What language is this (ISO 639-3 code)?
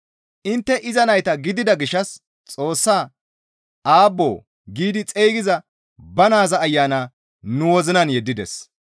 gmv